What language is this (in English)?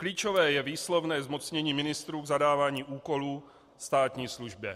Czech